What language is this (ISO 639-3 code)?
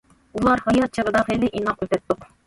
uig